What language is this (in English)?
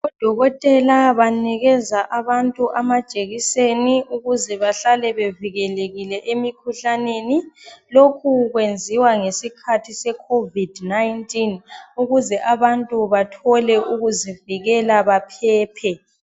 North Ndebele